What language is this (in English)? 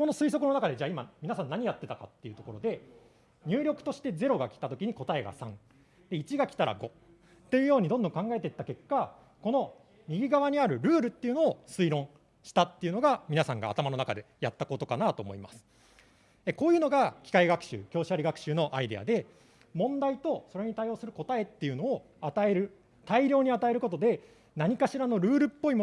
Japanese